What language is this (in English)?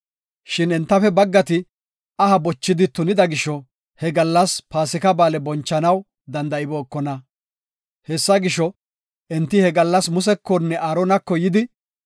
Gofa